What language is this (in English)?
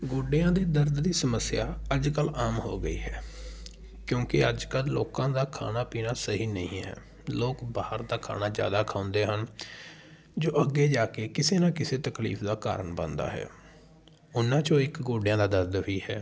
Punjabi